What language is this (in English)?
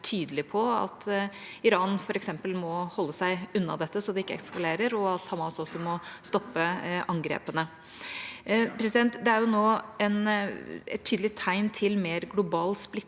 Norwegian